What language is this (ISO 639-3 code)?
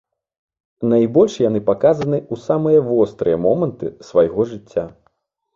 bel